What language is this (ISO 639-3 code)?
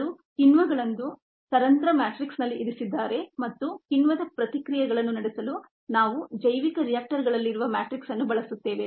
kan